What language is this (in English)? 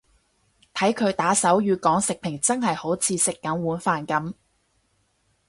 Cantonese